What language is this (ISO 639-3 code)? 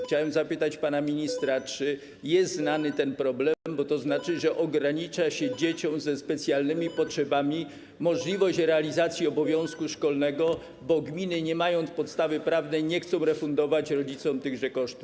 pol